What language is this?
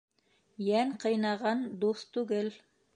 Bashkir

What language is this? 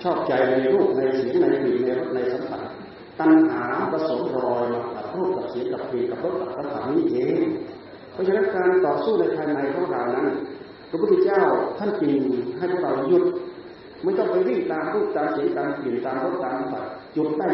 Thai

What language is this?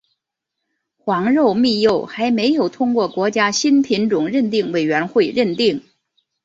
Chinese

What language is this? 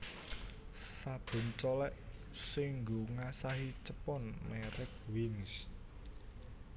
Javanese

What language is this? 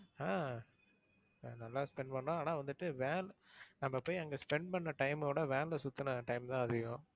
Tamil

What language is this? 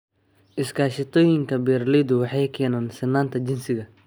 Somali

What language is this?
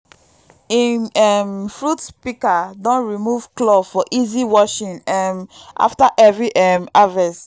Nigerian Pidgin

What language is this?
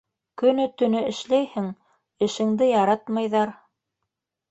Bashkir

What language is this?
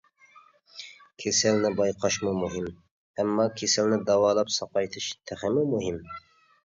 Uyghur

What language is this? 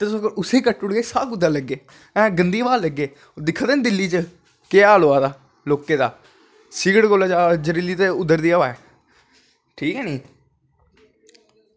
Dogri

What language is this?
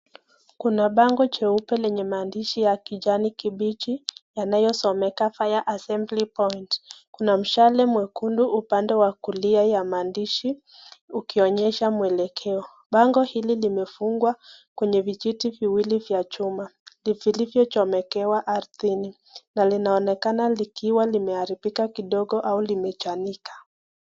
Swahili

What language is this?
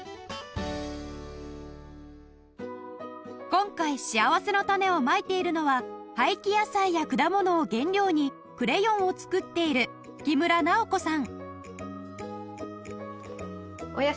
Japanese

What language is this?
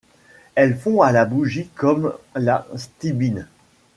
French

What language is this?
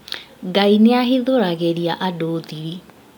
Kikuyu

